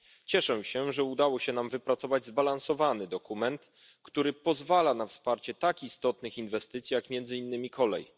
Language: Polish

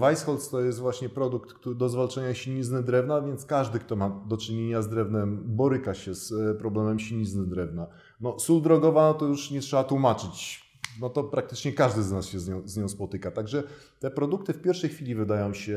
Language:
Polish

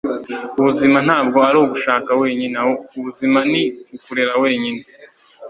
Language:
Kinyarwanda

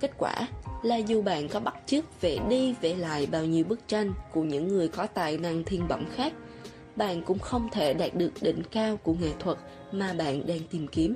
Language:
Vietnamese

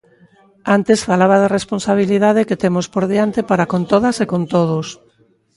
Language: Galician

